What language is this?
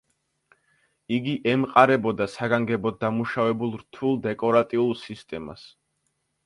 Georgian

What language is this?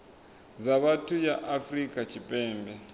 Venda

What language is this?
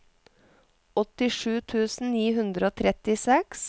Norwegian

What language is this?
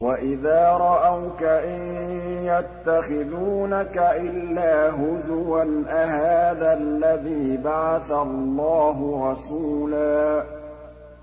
Arabic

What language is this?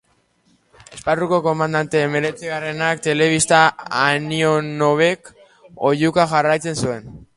Basque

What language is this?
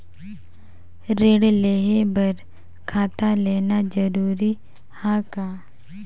Chhattisgarhi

